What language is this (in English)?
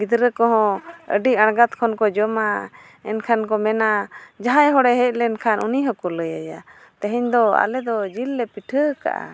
Santali